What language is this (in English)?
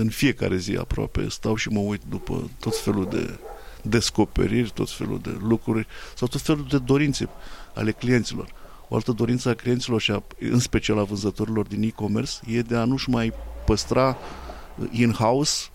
Romanian